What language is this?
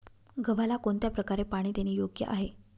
Marathi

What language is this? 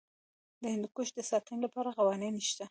Pashto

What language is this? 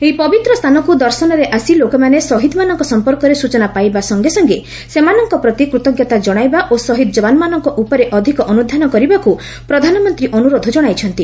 Odia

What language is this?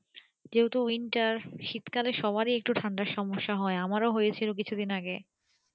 Bangla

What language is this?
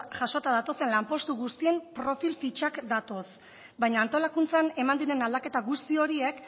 Basque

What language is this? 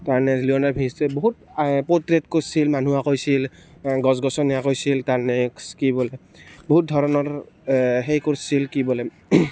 Assamese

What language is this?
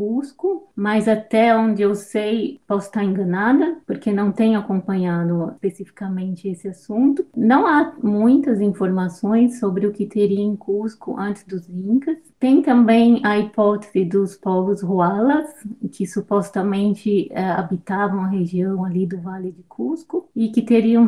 Portuguese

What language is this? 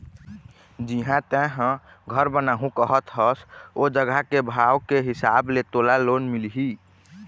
Chhattisgarhi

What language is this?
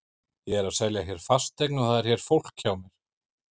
Icelandic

